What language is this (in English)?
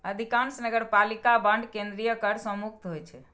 Maithili